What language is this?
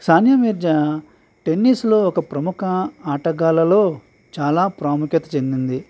Telugu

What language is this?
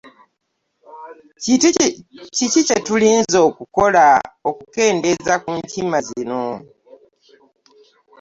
Ganda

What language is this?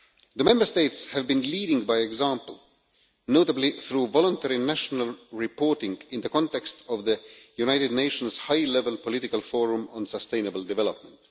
English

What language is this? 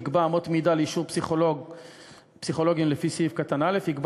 Hebrew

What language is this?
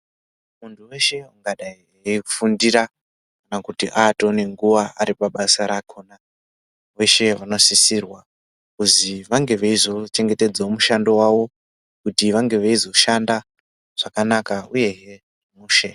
Ndau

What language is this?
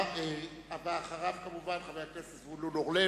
Hebrew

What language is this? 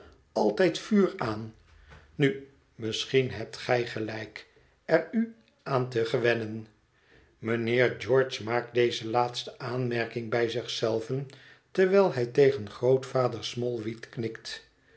Dutch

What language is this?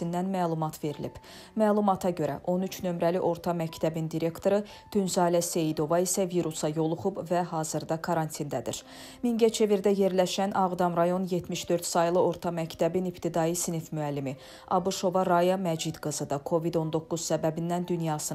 Turkish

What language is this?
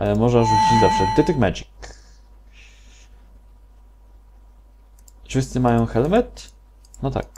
Polish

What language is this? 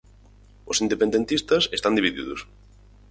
Galician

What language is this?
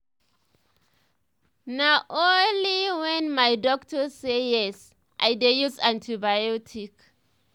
Nigerian Pidgin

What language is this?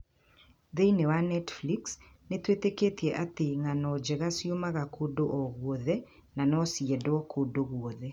Kikuyu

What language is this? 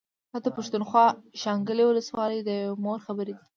Pashto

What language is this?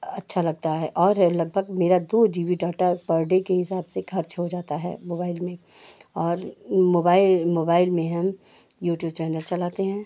Hindi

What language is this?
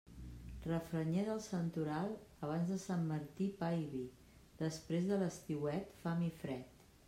Catalan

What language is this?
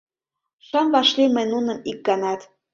Mari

